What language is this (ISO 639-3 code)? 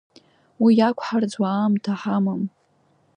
abk